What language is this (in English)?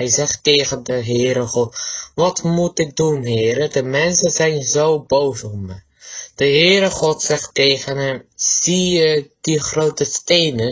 Dutch